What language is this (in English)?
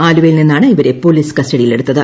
Malayalam